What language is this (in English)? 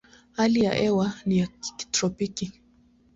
Swahili